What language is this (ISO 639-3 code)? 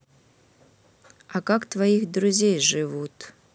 rus